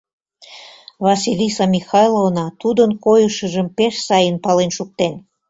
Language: Mari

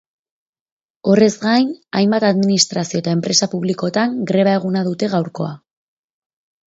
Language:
Basque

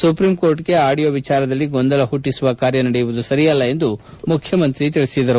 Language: Kannada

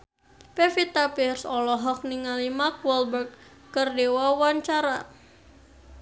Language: Sundanese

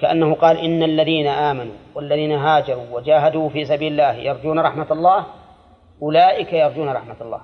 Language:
Arabic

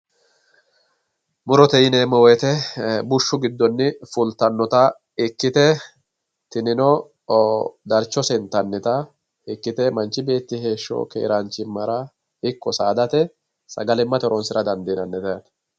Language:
Sidamo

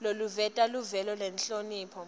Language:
Swati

